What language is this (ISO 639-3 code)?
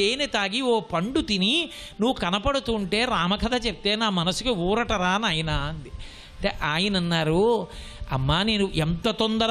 ron